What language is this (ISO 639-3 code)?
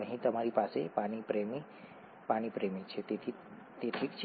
guj